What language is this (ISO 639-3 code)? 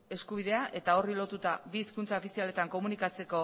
eus